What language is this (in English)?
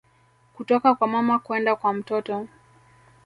Swahili